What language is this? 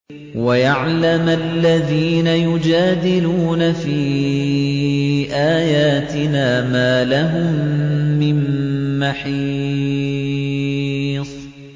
Arabic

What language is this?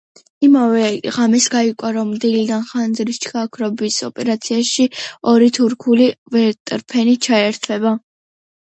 Georgian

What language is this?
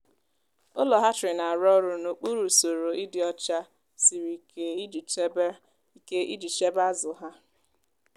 Igbo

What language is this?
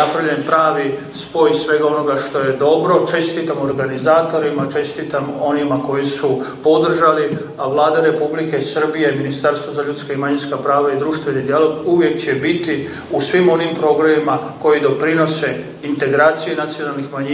Croatian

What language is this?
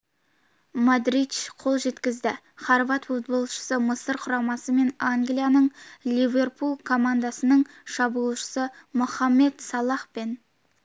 Kazakh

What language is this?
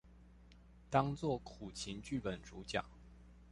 Chinese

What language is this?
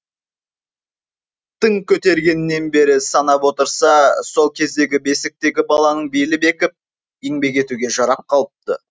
Kazakh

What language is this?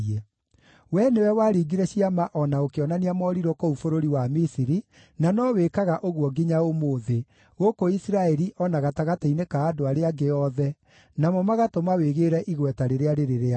Kikuyu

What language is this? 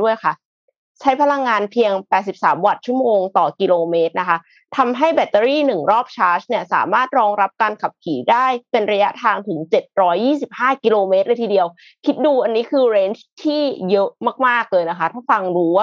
Thai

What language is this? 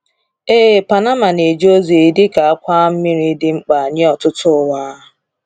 Igbo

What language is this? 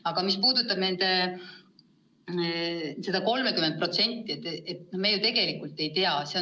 Estonian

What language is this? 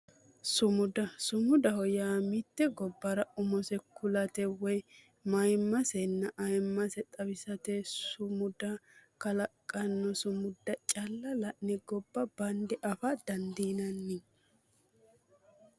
Sidamo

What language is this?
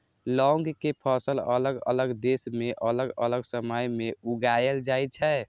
Maithili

